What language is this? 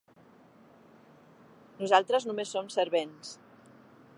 Catalan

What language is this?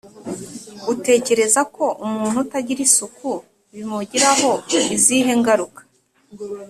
Kinyarwanda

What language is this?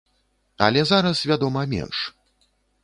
Belarusian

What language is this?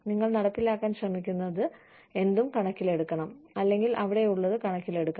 Malayalam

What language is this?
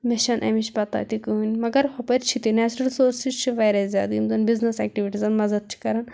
Kashmiri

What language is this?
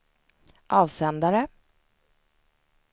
Swedish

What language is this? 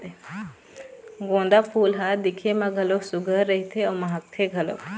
Chhattisgarhi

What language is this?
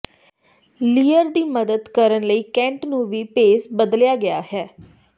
Punjabi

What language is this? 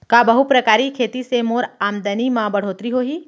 Chhattisgarhi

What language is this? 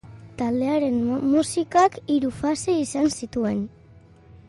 Basque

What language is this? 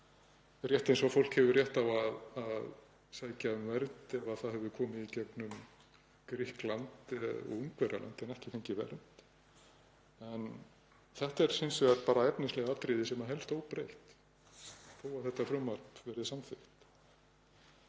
Icelandic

